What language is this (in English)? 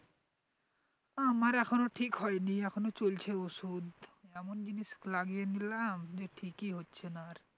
Bangla